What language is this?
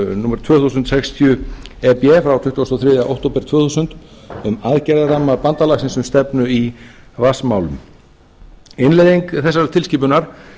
Icelandic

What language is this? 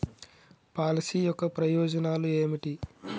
Telugu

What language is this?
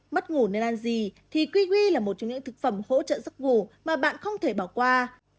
Vietnamese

